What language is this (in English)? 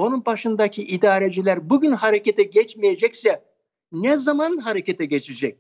Turkish